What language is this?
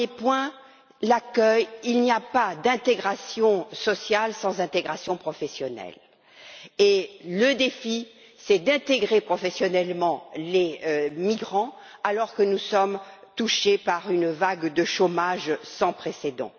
French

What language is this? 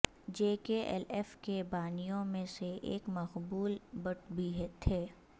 Urdu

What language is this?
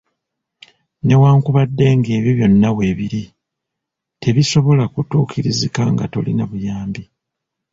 Ganda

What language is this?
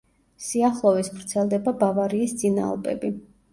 Georgian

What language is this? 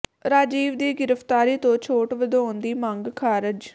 Punjabi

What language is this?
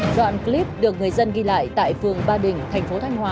Vietnamese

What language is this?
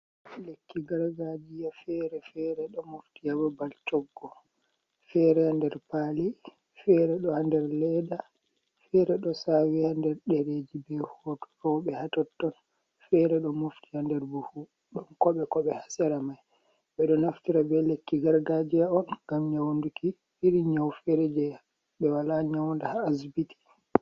Fula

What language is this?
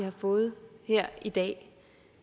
Danish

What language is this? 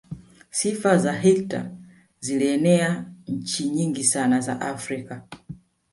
Swahili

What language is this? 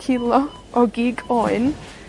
Welsh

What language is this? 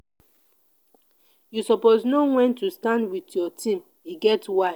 Nigerian Pidgin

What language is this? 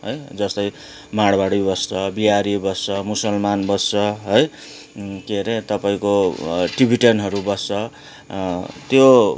Nepali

